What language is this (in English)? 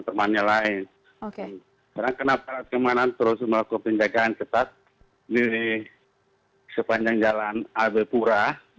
Indonesian